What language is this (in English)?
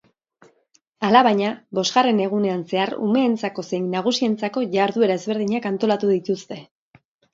Basque